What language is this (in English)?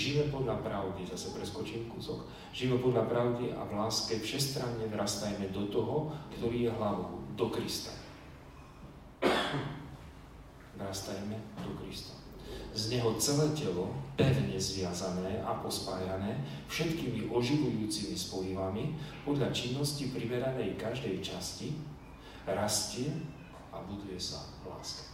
Slovak